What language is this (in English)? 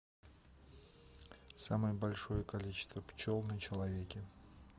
Russian